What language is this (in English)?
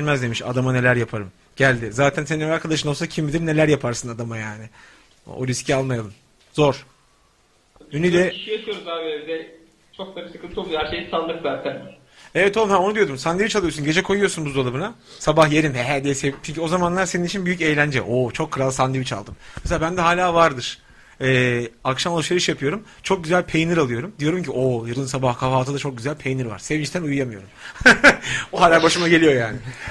Turkish